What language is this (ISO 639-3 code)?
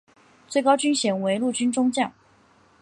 zho